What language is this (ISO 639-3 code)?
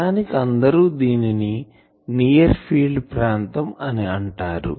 tel